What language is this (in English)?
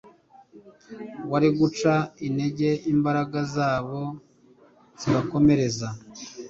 Kinyarwanda